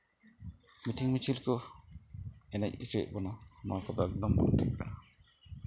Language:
Santali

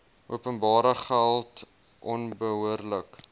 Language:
Afrikaans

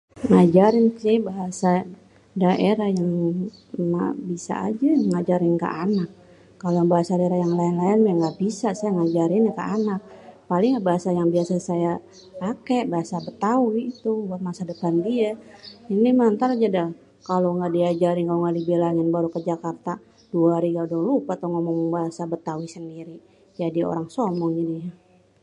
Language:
Betawi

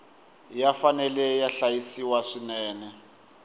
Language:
Tsonga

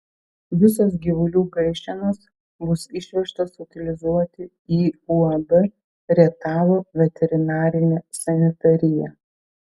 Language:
Lithuanian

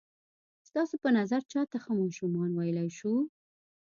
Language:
Pashto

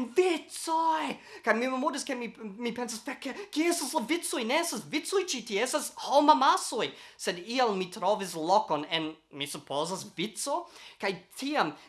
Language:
Italian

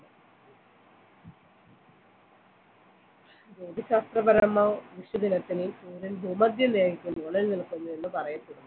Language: Malayalam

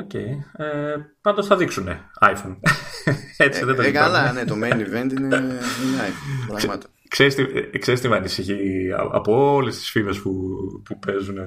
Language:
Greek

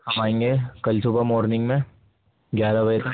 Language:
Urdu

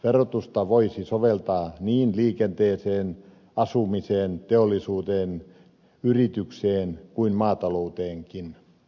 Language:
Finnish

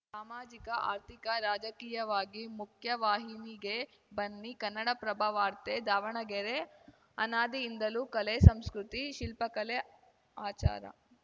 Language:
Kannada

